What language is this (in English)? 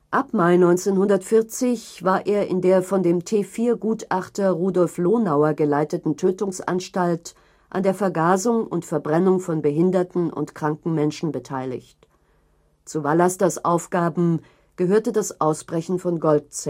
German